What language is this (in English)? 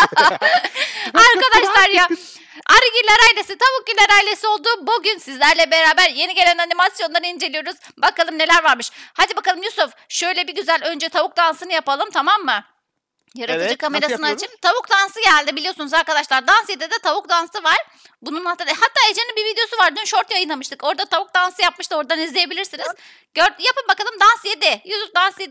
Turkish